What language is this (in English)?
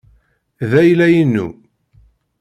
Kabyle